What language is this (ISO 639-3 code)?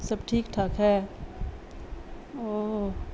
urd